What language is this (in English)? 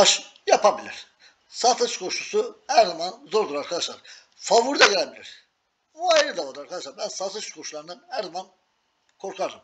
Turkish